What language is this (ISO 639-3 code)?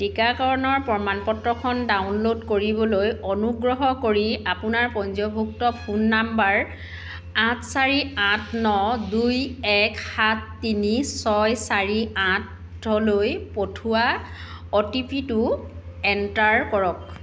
asm